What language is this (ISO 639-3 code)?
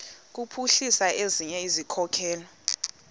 xho